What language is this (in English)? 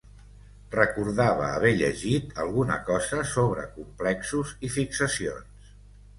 Catalan